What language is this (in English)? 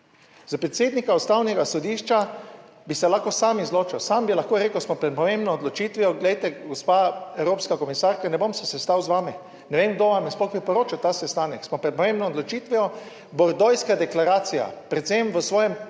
Slovenian